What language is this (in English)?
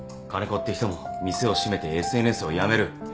Japanese